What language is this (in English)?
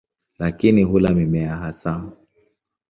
Swahili